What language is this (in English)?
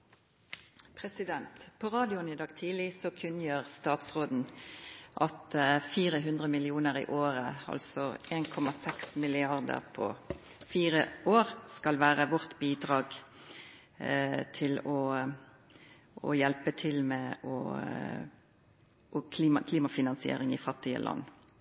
Norwegian Nynorsk